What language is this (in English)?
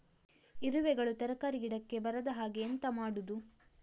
Kannada